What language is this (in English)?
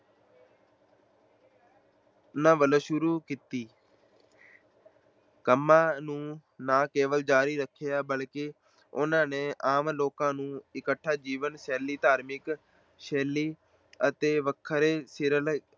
Punjabi